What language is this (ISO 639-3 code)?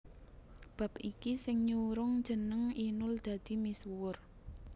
jav